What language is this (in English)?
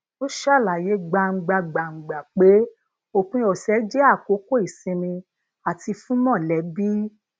Yoruba